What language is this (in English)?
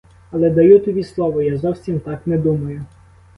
Ukrainian